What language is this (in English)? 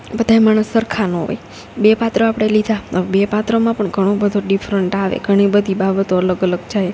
Gujarati